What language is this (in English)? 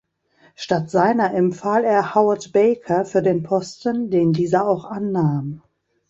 German